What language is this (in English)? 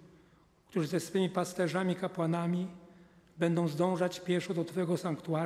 Polish